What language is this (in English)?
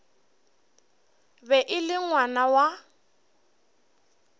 Northern Sotho